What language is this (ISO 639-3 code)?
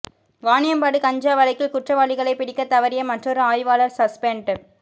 tam